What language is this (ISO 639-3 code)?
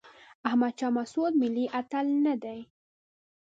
pus